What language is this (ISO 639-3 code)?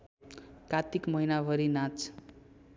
nep